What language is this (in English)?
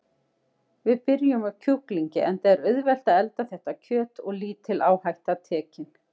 Icelandic